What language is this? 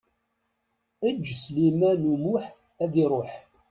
Kabyle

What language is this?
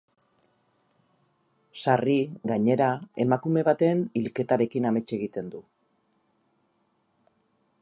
Basque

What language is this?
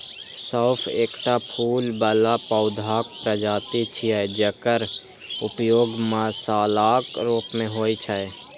Maithili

